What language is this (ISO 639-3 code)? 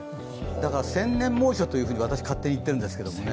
jpn